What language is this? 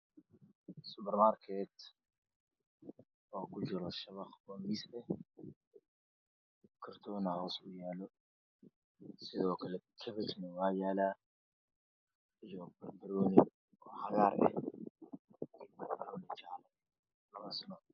Somali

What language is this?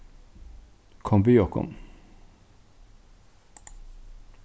Faroese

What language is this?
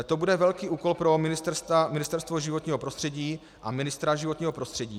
Czech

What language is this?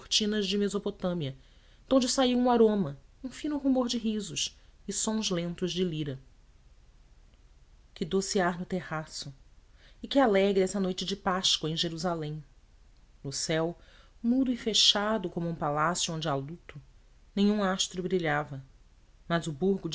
Portuguese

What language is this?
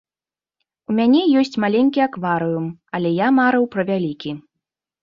Belarusian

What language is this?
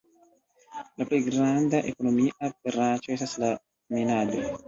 Esperanto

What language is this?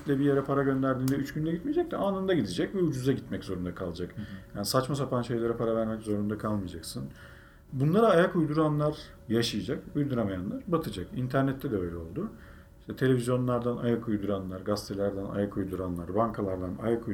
Turkish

